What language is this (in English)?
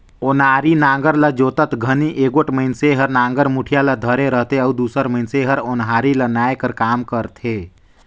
Chhattisgarhi